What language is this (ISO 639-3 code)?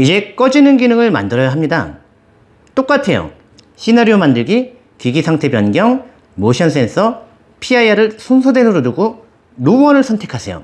kor